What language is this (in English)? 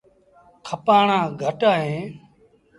Sindhi Bhil